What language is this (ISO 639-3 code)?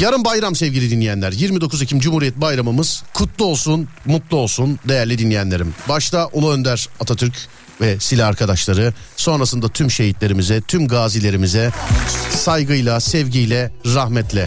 tur